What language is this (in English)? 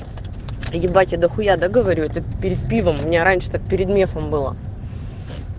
Russian